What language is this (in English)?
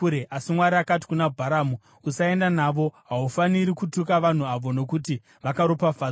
Shona